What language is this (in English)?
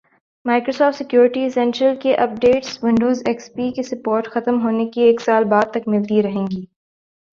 Urdu